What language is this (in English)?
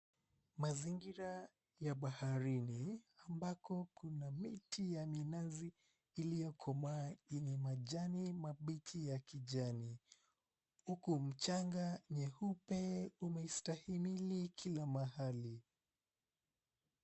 Swahili